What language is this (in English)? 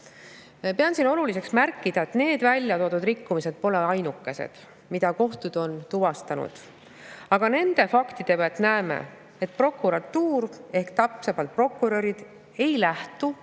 Estonian